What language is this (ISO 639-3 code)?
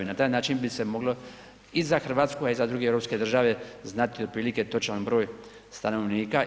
hrv